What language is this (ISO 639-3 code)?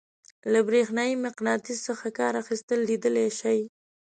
pus